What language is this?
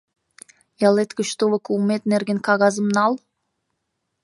Mari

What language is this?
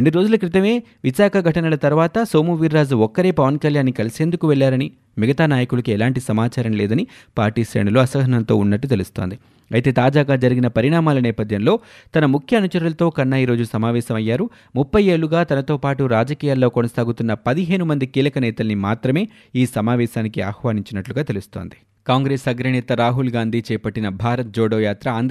Telugu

